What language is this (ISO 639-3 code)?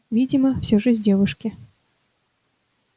rus